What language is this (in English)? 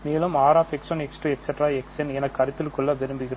Tamil